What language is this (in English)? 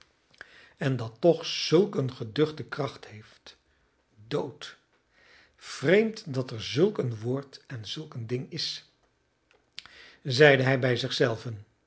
Dutch